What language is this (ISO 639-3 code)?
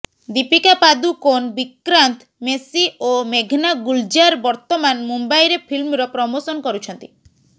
ori